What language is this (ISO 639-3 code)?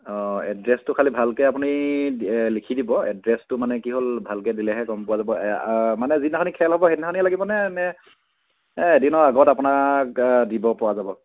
asm